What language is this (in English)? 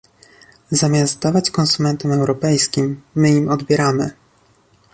Polish